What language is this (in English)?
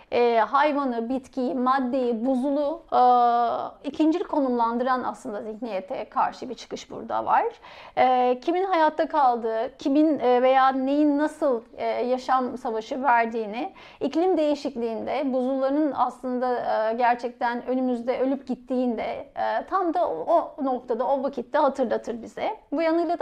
Turkish